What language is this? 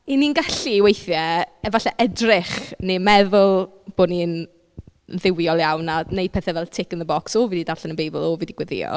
Welsh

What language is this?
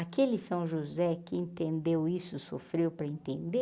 Portuguese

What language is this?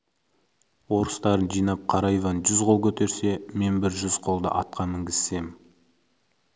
Kazakh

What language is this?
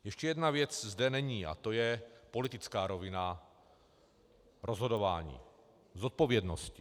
Czech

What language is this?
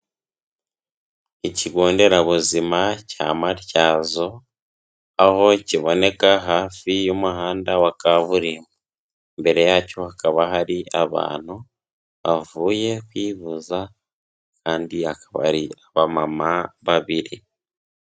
Kinyarwanda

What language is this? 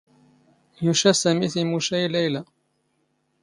Standard Moroccan Tamazight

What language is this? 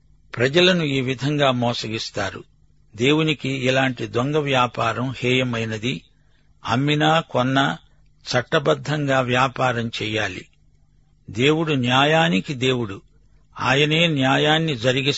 Telugu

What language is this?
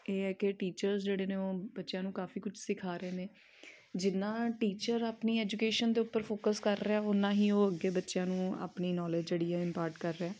Punjabi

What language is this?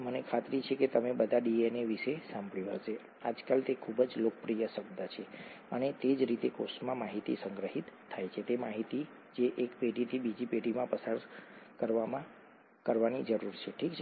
Gujarati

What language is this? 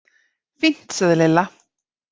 Icelandic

